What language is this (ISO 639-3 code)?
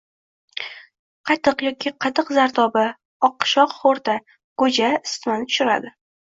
uzb